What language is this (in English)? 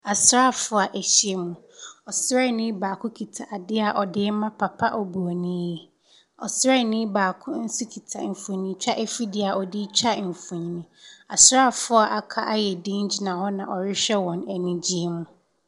Akan